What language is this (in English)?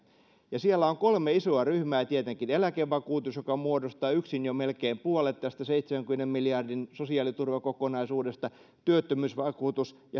Finnish